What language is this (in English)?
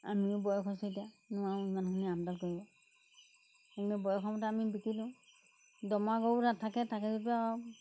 Assamese